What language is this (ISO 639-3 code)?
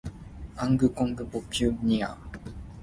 nan